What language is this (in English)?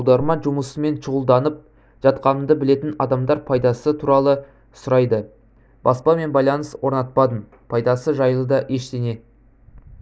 Kazakh